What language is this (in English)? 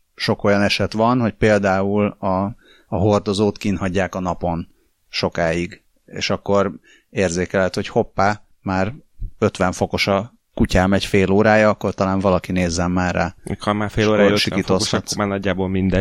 Hungarian